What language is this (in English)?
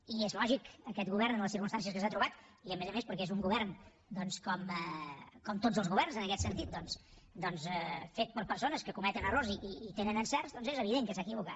Catalan